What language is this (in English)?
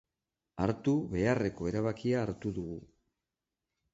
Basque